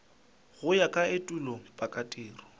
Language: Northern Sotho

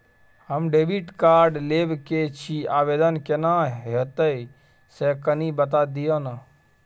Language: Maithili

